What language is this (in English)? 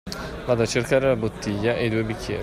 Italian